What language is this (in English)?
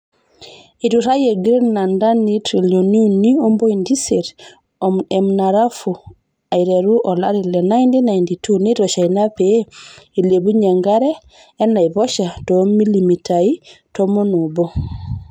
Masai